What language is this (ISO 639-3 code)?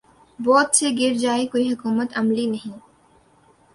urd